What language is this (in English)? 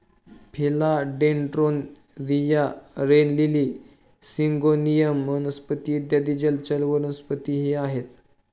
Marathi